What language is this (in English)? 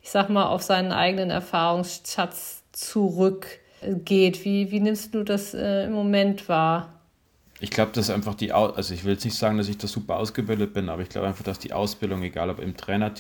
German